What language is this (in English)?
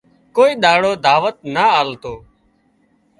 Wadiyara Koli